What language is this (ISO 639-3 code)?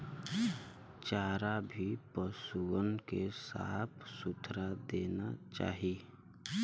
bho